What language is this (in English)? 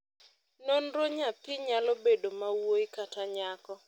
Luo (Kenya and Tanzania)